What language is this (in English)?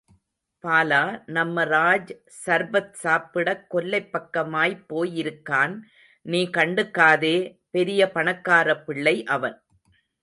Tamil